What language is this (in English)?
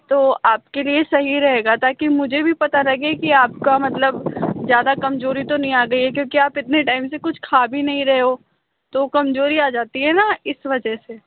Hindi